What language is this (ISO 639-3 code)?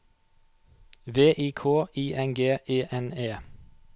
nor